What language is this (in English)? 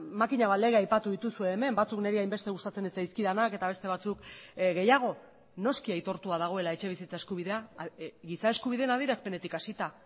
Basque